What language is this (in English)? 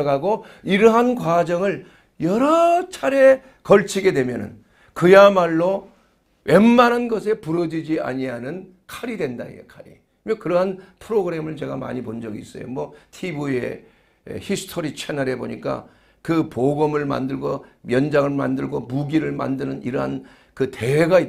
Korean